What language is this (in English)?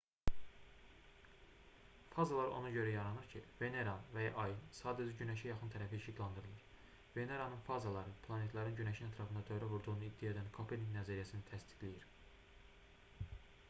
Azerbaijani